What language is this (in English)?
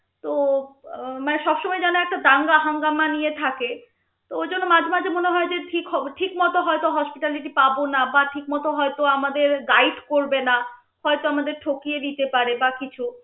Bangla